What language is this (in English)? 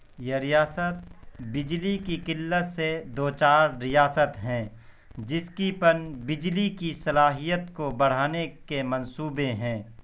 Urdu